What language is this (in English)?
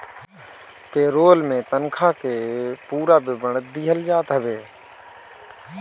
Bhojpuri